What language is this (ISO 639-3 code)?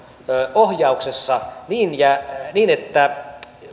fin